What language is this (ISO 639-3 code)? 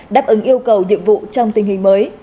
vie